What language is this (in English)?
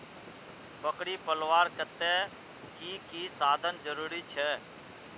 Magahi